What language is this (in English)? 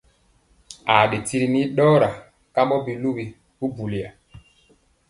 Mpiemo